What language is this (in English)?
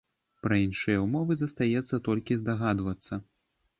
Belarusian